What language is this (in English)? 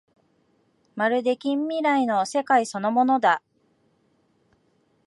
Japanese